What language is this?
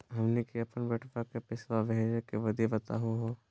Magahi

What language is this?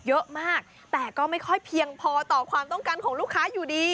Thai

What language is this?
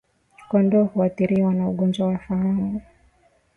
Swahili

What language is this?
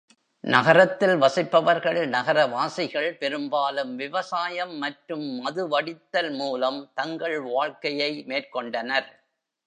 Tamil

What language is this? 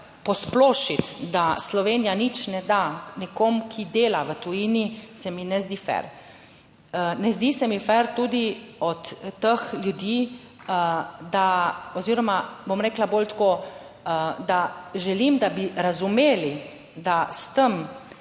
Slovenian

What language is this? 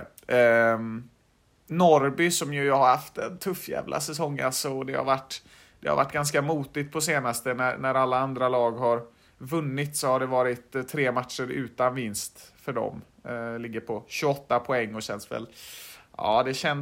Swedish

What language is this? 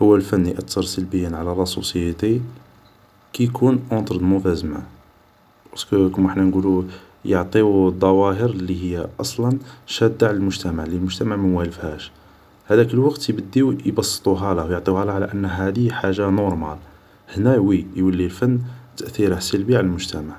Algerian Arabic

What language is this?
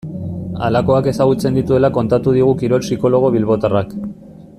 Basque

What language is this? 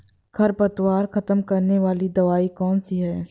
Hindi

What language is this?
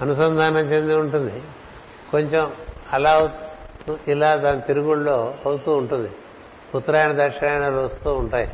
Telugu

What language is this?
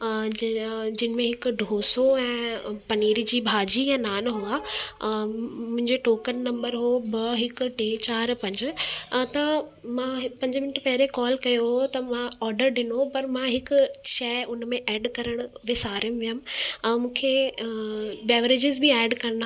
Sindhi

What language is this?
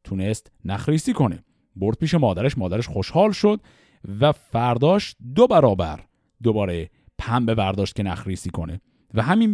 Persian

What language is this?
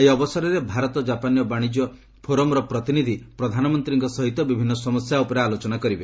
Odia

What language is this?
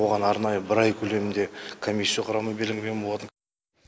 Kazakh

